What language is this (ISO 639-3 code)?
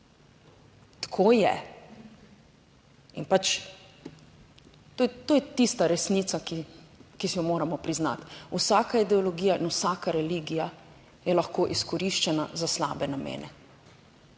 slv